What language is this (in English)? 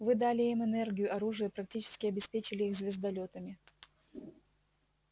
Russian